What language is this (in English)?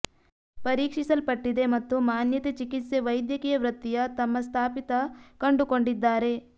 Kannada